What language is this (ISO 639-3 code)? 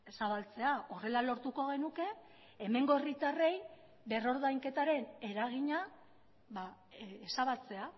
eus